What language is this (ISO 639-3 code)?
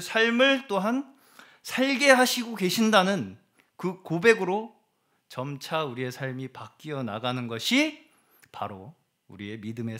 kor